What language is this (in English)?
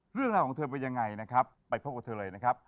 Thai